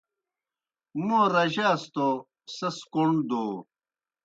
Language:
Kohistani Shina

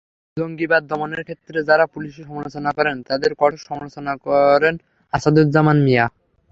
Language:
Bangla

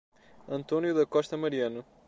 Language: Portuguese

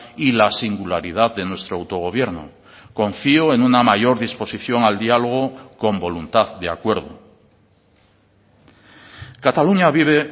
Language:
Spanish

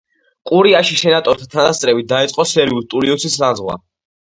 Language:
Georgian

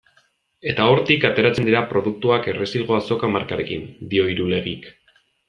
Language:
Basque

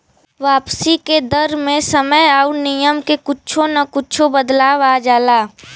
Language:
Bhojpuri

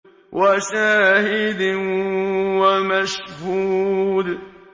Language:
Arabic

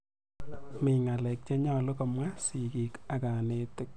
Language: Kalenjin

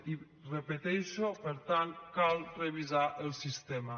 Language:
Catalan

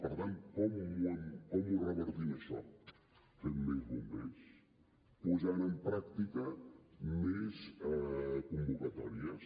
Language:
Catalan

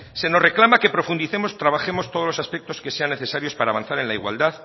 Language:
Spanish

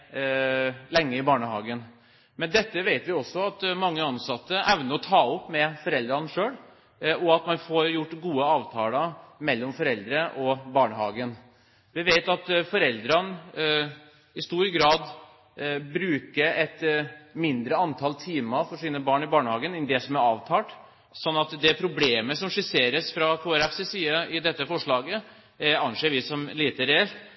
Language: Norwegian Bokmål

